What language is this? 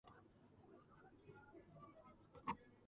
Georgian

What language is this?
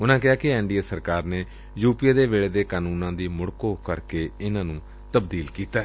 Punjabi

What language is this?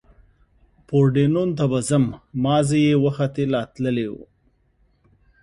Pashto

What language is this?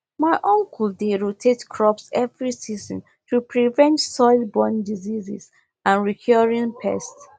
Nigerian Pidgin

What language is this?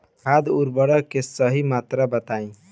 Bhojpuri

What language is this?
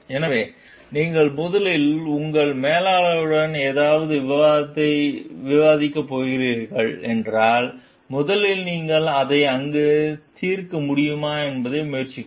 Tamil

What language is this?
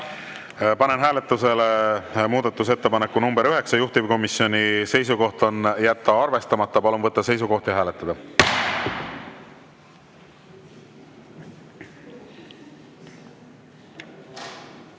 Estonian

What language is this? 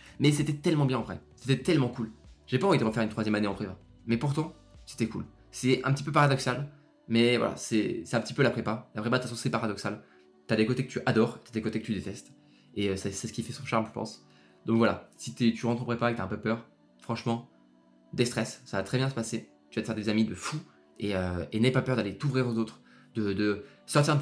French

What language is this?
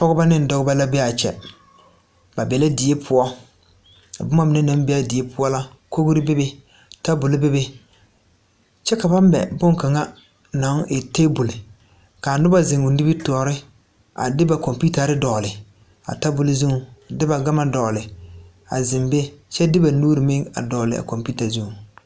Southern Dagaare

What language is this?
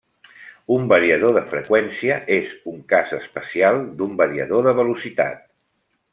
Catalan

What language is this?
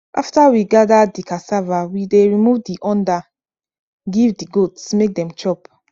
Nigerian Pidgin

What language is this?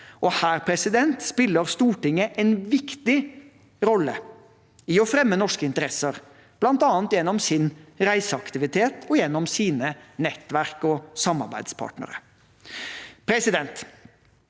Norwegian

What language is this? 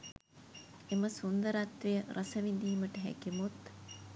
Sinhala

